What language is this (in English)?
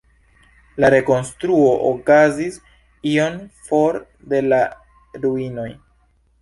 Esperanto